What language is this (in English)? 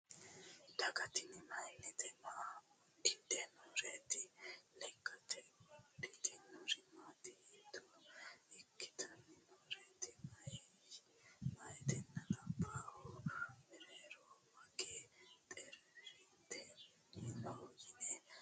Sidamo